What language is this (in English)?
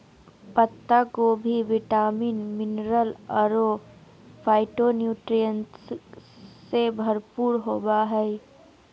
Magahi